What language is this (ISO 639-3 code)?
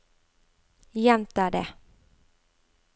nor